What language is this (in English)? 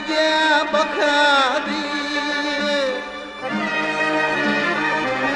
Arabic